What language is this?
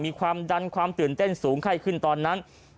Thai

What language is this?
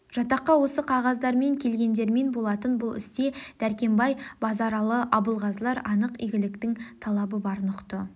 Kazakh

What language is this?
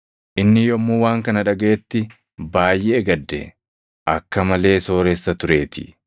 Oromo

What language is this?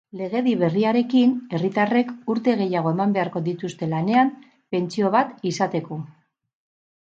Basque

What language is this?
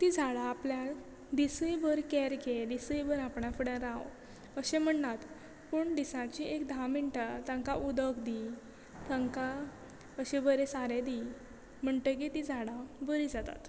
Konkani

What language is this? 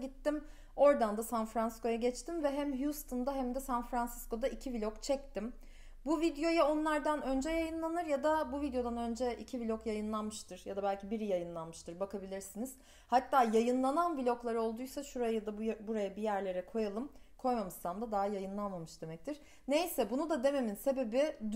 Turkish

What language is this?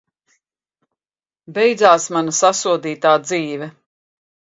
Latvian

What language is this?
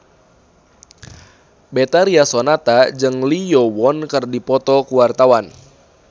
Sundanese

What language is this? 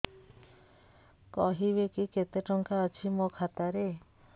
Odia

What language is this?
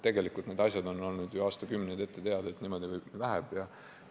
Estonian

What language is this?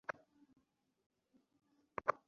Bangla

